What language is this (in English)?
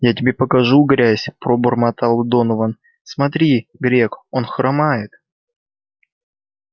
Russian